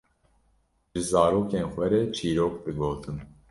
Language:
Kurdish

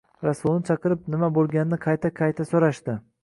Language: Uzbek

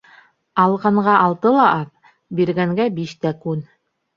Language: Bashkir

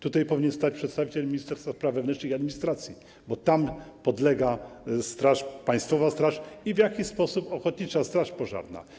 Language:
Polish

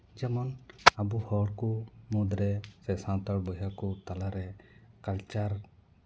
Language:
Santali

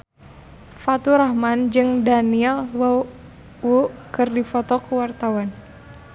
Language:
Sundanese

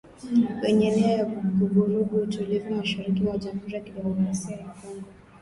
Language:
Swahili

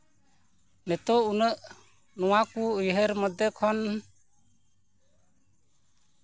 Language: Santali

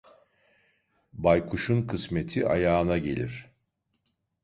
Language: Turkish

